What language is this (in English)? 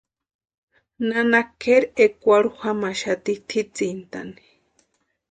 Western Highland Purepecha